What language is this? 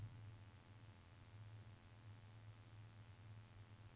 Norwegian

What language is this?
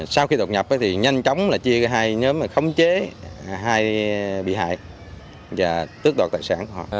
Vietnamese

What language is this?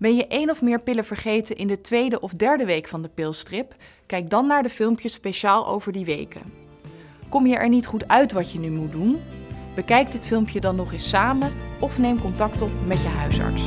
Dutch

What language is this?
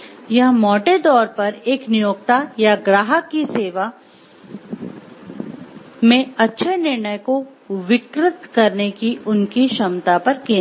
Hindi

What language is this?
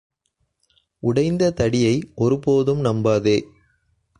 Tamil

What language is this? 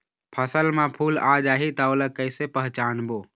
Chhattisgarhi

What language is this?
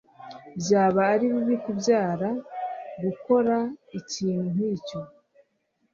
Kinyarwanda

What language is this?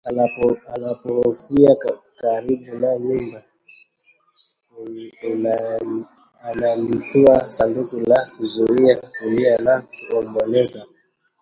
Swahili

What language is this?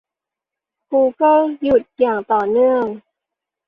Thai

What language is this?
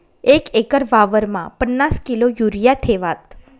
Marathi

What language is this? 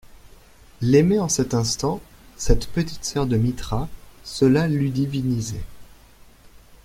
French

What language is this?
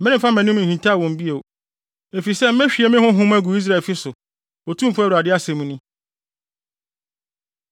Akan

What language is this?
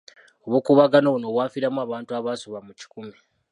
Ganda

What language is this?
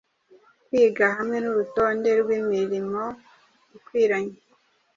Kinyarwanda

